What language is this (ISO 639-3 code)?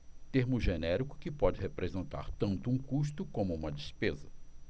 por